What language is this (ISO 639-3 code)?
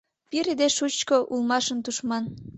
chm